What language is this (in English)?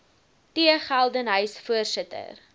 Afrikaans